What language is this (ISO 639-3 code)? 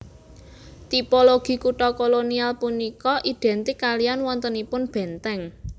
jav